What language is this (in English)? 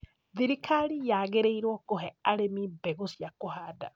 Kikuyu